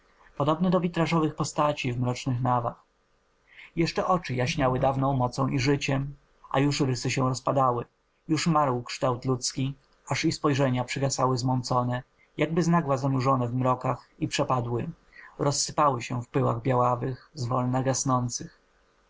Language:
Polish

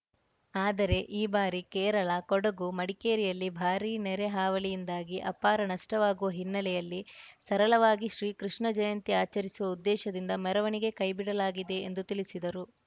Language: Kannada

